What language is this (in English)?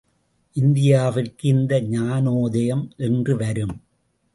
Tamil